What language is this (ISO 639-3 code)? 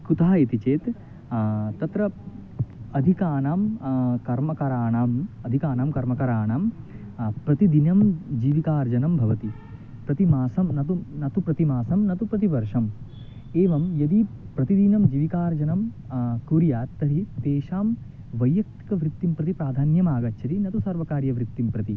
san